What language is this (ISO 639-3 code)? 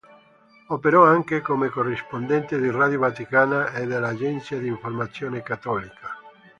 ita